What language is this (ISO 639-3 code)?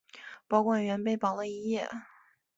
zho